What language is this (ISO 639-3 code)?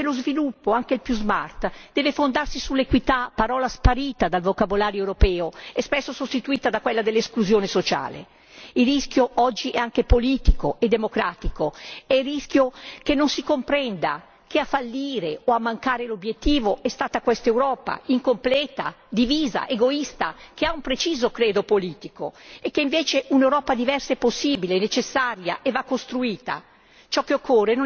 ita